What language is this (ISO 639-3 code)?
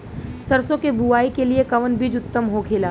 bho